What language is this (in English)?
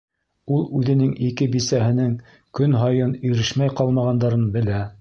Bashkir